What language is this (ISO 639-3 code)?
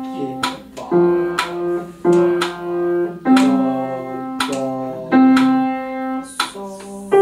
kor